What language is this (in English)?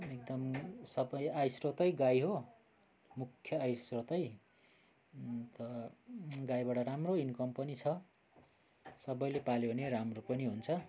Nepali